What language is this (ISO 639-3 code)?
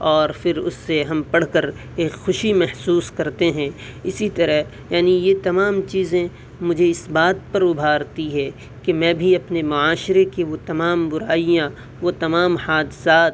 urd